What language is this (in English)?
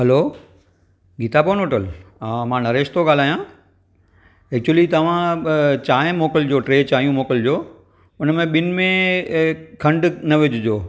Sindhi